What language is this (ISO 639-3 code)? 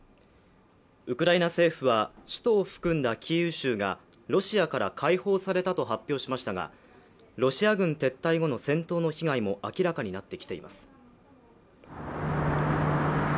jpn